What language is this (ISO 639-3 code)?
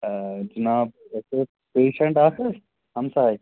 kas